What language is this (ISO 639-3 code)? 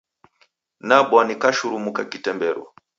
dav